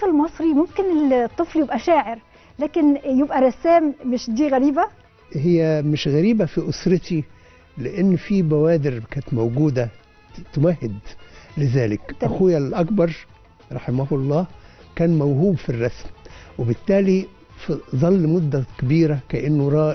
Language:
Arabic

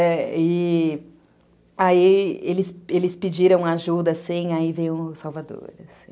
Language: Portuguese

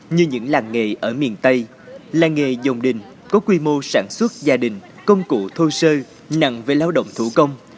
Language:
Vietnamese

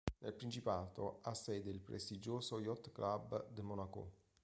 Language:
Italian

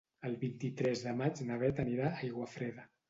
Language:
Catalan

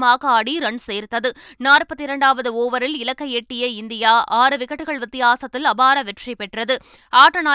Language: Tamil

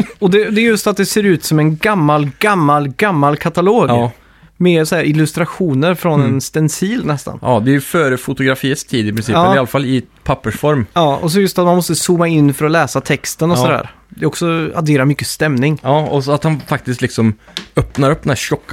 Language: Swedish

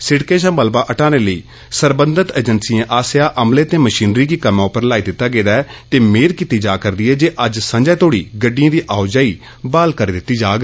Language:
Dogri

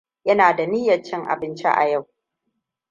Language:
Hausa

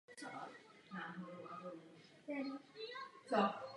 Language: Czech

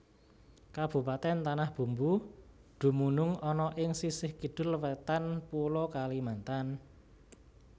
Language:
Javanese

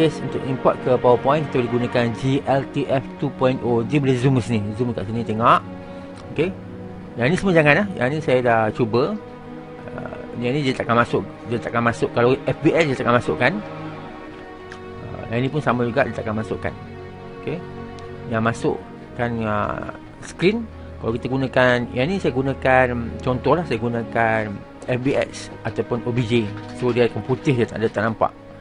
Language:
Malay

